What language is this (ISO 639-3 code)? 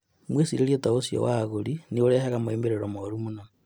kik